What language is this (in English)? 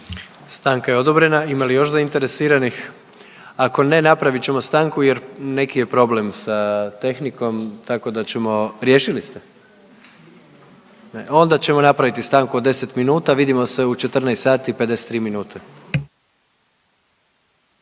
Croatian